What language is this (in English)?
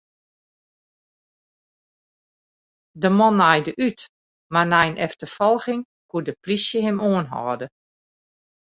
Western Frisian